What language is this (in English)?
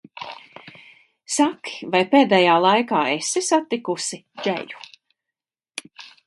Latvian